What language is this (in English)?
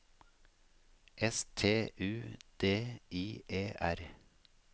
Norwegian